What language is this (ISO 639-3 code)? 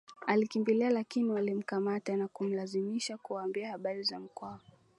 swa